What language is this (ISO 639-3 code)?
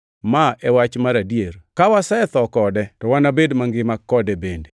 luo